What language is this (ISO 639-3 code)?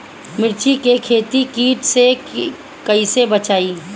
bho